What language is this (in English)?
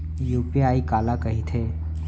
Chhattisgarhi